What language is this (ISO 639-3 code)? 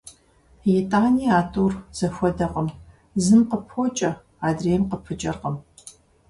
kbd